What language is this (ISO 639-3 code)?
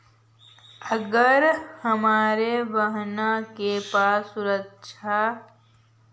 mag